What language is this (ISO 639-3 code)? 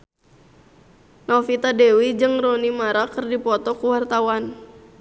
sun